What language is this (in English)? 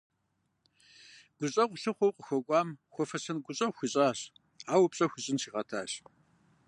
Kabardian